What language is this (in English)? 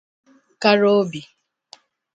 Igbo